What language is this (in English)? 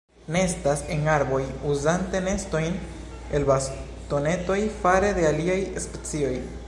Esperanto